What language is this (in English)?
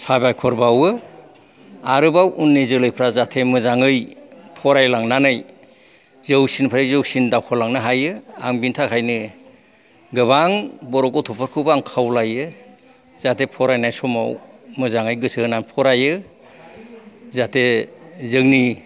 Bodo